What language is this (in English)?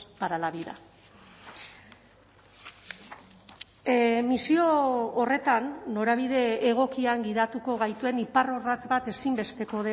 Basque